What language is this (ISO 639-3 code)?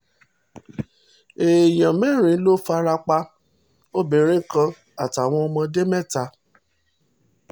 yor